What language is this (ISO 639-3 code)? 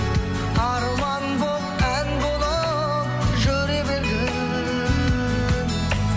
kaz